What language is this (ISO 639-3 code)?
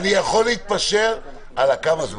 heb